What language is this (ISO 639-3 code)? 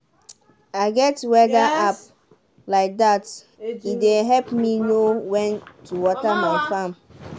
pcm